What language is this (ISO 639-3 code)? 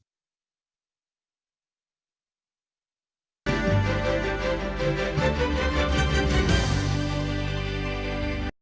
ukr